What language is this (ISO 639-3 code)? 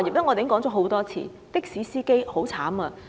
yue